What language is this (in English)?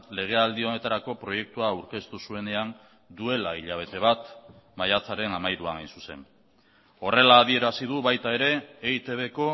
Basque